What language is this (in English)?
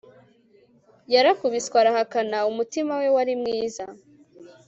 Kinyarwanda